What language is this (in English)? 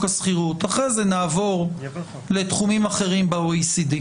Hebrew